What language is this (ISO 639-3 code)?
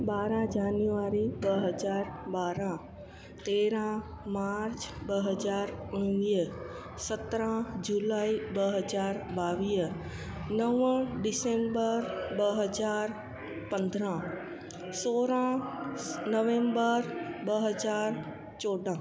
snd